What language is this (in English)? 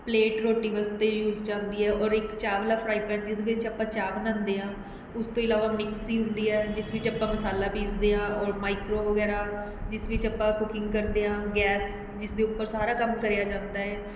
Punjabi